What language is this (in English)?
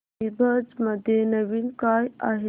Marathi